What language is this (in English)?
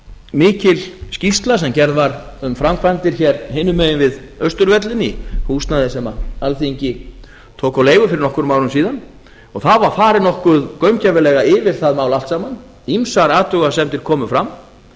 Icelandic